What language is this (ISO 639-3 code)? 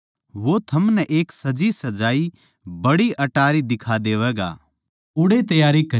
bgc